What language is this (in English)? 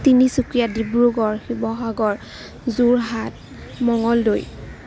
Assamese